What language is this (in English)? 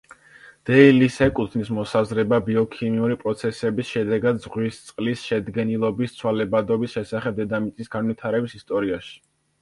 Georgian